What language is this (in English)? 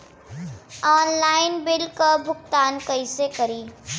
Bhojpuri